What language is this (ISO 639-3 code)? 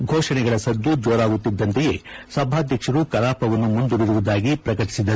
kan